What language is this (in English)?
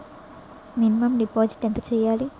Telugu